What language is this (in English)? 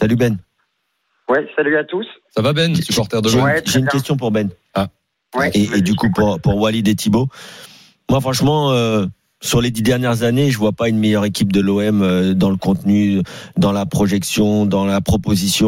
French